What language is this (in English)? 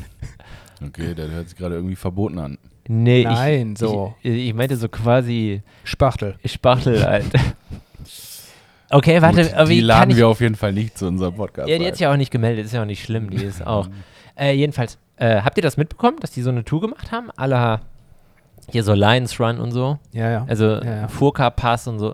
German